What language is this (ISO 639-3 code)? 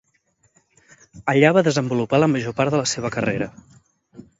cat